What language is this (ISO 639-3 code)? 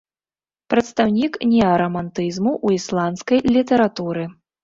bel